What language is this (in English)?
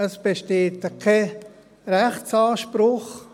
Swiss German